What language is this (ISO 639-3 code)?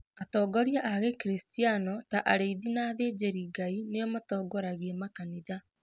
kik